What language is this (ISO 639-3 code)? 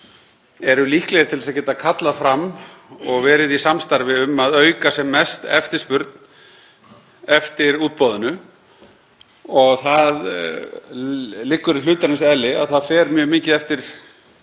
isl